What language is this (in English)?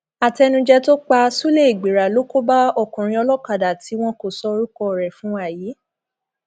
Yoruba